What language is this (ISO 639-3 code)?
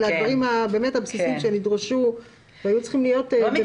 heb